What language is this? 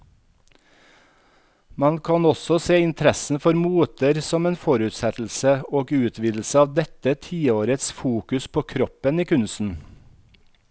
Norwegian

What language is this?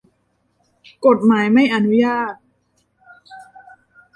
Thai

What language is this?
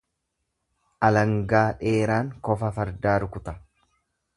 Oromo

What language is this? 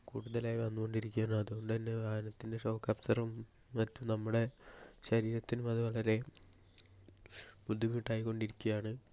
Malayalam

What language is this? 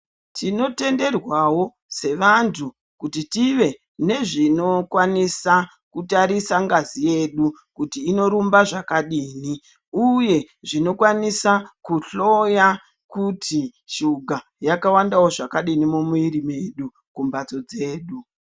Ndau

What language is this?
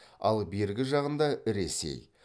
Kazakh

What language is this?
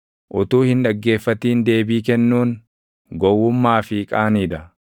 Oromo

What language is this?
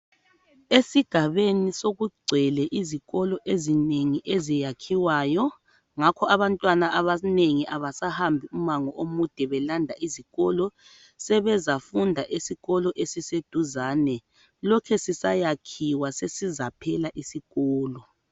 North Ndebele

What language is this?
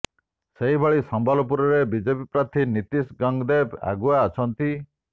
Odia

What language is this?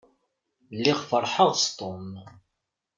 Kabyle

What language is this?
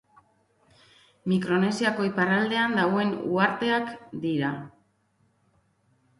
Basque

